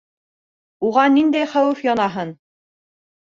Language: Bashkir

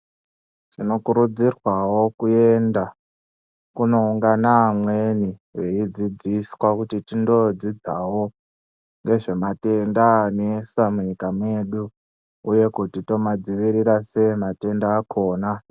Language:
Ndau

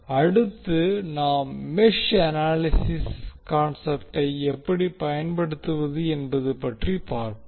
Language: Tamil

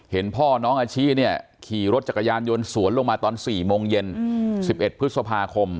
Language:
Thai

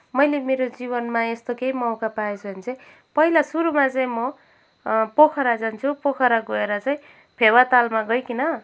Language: Nepali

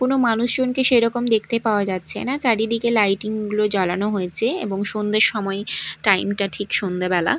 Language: Bangla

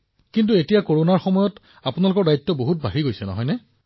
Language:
Assamese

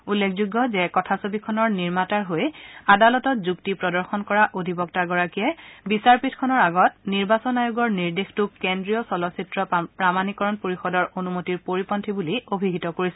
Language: Assamese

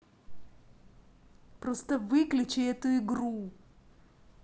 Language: Russian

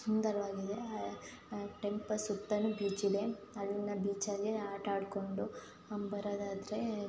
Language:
Kannada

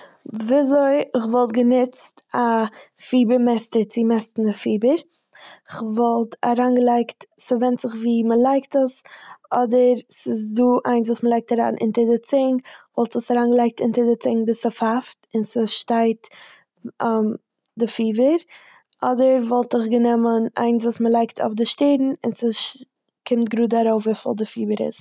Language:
Yiddish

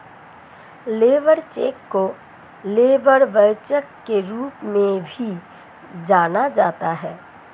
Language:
Hindi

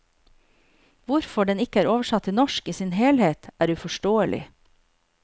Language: Norwegian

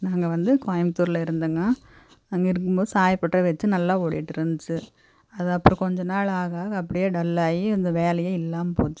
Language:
Tamil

